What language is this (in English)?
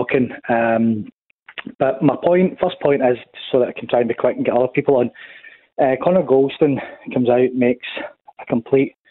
English